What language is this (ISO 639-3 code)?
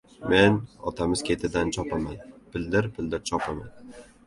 uzb